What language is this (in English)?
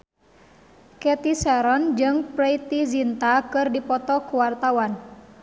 Sundanese